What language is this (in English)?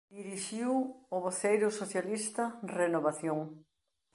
Galician